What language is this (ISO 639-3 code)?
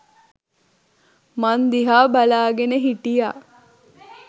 sin